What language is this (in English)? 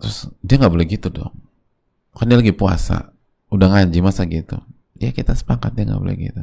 Indonesian